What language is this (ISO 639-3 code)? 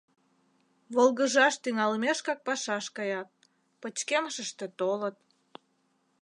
chm